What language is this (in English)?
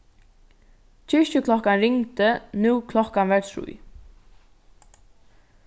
Faroese